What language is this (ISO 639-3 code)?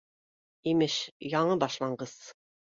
bak